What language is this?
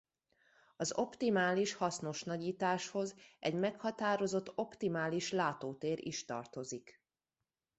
Hungarian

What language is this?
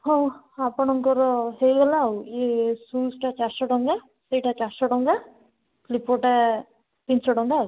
Odia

